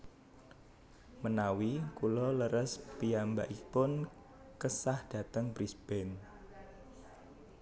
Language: Javanese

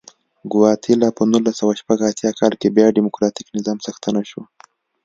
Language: Pashto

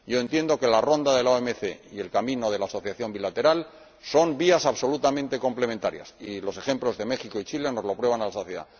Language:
Spanish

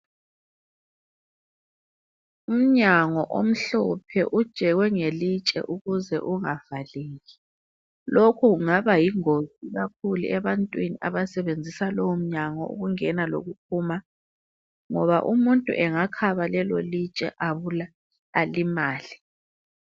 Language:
North Ndebele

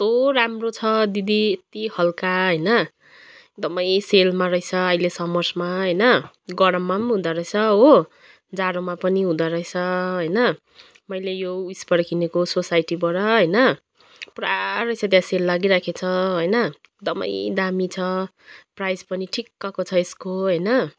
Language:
Nepali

